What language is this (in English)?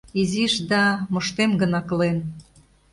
Mari